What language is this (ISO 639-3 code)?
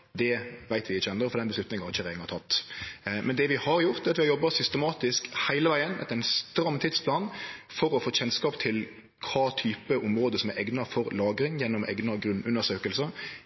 nno